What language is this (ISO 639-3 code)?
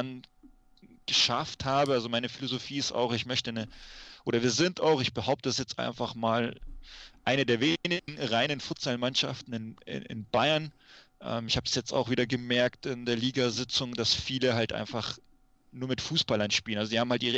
deu